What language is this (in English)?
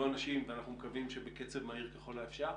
Hebrew